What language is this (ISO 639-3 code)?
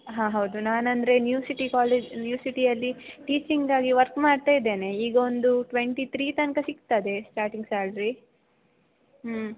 kan